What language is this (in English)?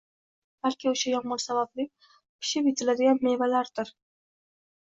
Uzbek